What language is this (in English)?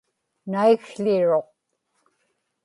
Inupiaq